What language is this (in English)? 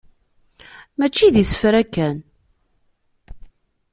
Kabyle